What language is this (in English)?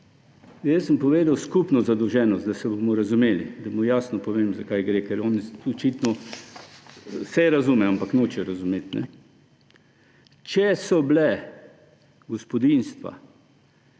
Slovenian